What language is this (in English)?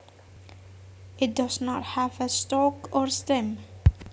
Javanese